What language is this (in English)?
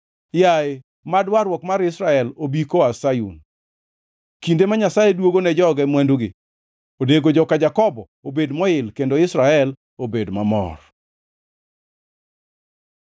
Luo (Kenya and Tanzania)